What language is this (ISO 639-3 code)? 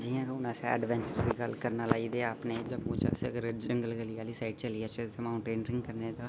doi